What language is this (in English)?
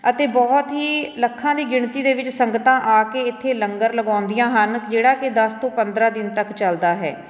Punjabi